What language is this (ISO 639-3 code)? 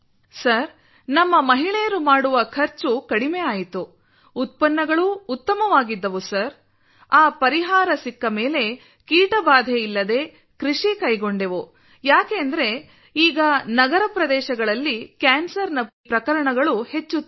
kan